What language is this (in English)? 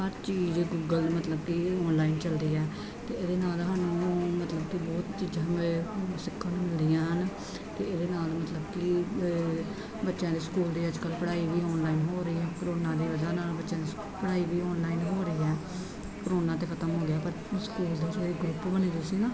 Punjabi